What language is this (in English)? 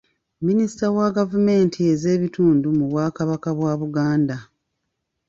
Ganda